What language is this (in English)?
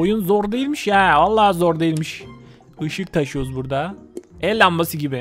Turkish